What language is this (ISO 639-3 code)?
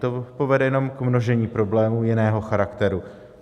ces